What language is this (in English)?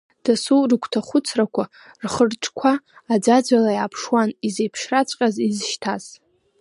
Abkhazian